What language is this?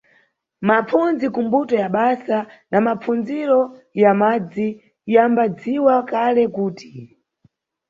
Nyungwe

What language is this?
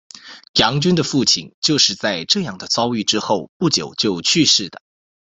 Chinese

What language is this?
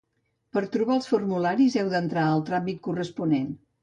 Catalan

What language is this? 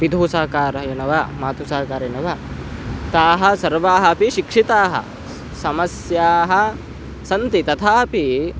Sanskrit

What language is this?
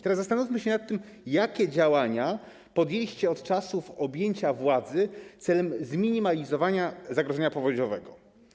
Polish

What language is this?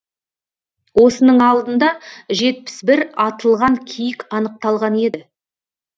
Kazakh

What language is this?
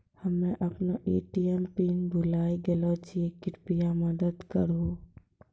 Maithili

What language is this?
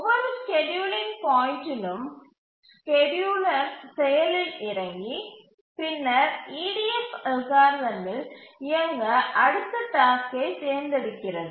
Tamil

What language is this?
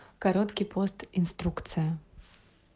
Russian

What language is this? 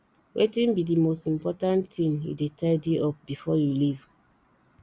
Nigerian Pidgin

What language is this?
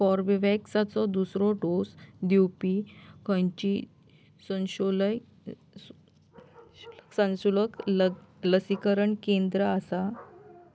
Konkani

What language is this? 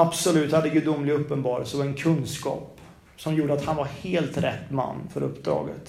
Swedish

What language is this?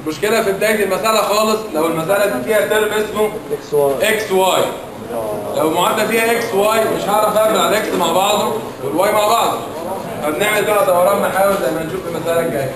Arabic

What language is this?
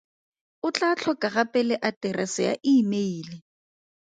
Tswana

